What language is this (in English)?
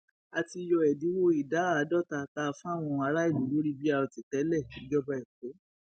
Yoruba